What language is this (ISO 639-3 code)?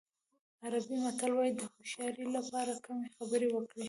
pus